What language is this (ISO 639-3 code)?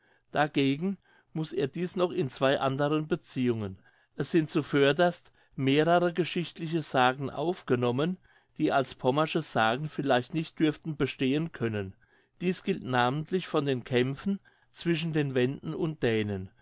deu